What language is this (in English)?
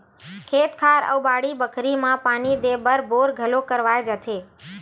Chhattisgarhi